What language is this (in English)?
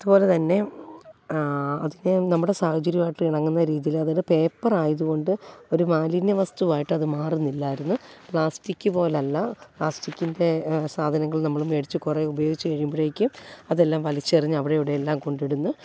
Malayalam